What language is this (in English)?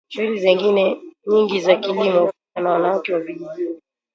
Swahili